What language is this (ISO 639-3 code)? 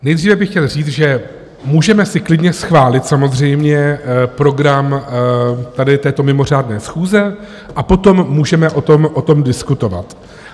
ces